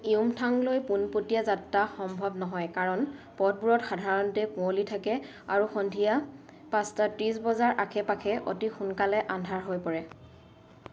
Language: Assamese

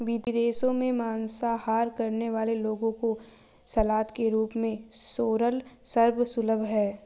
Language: Hindi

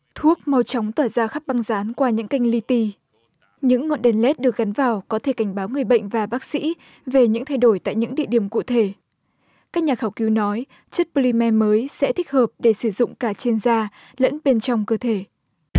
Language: Vietnamese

